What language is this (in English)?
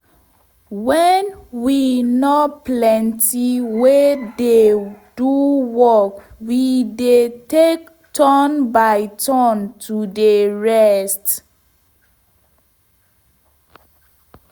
Nigerian Pidgin